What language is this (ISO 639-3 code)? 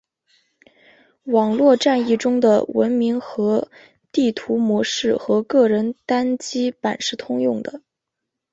zho